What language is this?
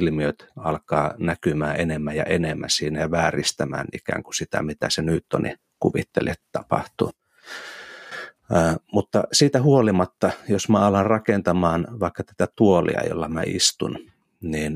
Finnish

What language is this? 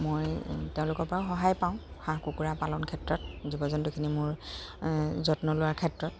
Assamese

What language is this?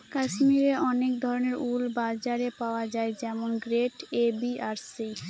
Bangla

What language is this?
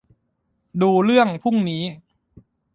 Thai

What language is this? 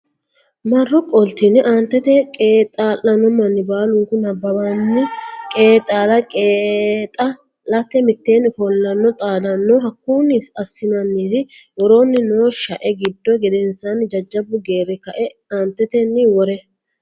Sidamo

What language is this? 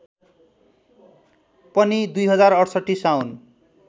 Nepali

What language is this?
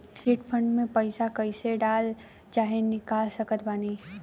Bhojpuri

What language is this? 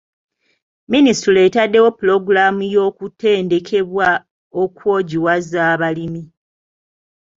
Ganda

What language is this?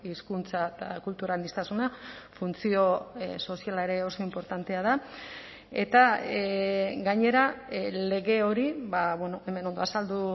Basque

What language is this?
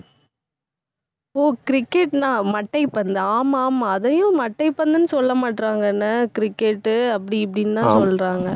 Tamil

